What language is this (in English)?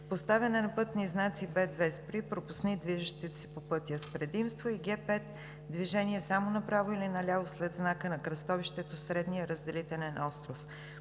Bulgarian